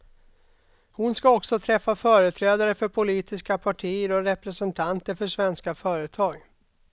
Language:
Swedish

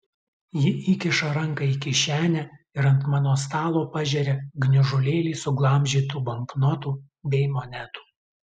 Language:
Lithuanian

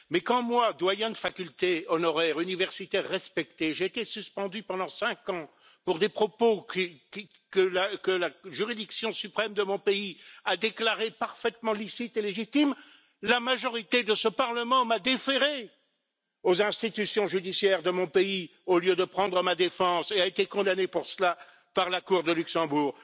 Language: French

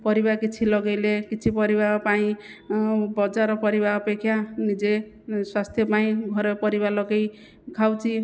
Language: Odia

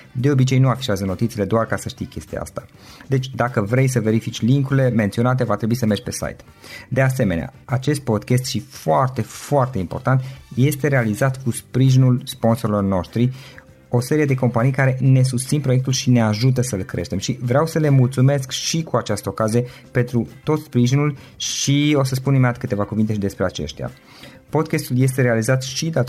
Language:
Romanian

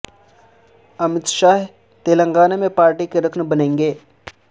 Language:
Urdu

